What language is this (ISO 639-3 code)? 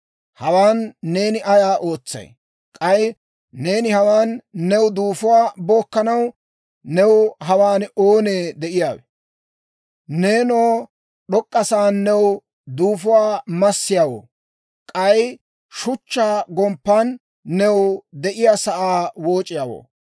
dwr